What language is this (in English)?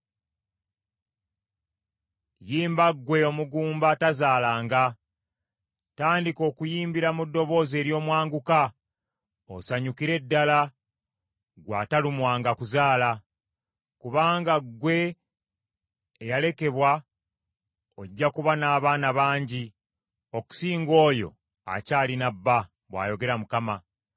Ganda